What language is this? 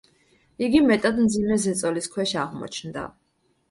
Georgian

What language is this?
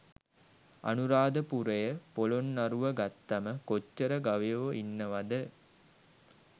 Sinhala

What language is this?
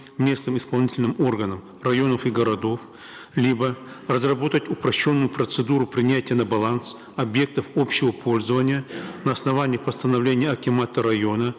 Kazakh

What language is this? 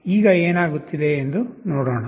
Kannada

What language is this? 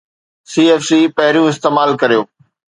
Sindhi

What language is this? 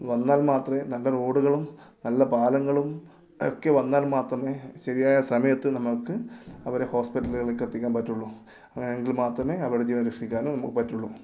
Malayalam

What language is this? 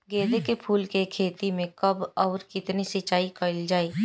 Bhojpuri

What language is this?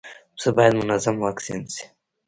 Pashto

